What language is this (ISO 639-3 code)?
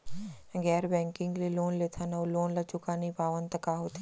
hne